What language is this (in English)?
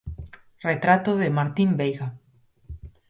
Galician